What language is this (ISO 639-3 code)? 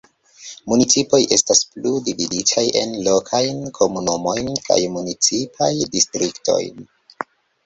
epo